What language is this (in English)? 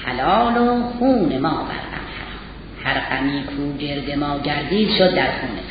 Persian